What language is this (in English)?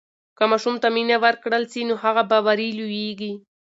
Pashto